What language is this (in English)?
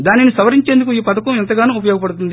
Telugu